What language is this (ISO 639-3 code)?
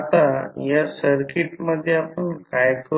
mar